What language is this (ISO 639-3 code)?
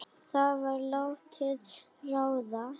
isl